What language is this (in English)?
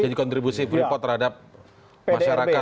Indonesian